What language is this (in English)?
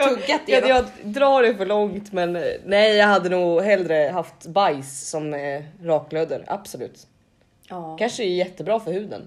Swedish